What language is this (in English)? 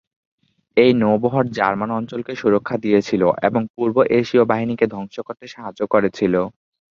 Bangla